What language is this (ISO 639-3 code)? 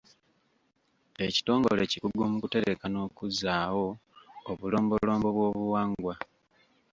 lug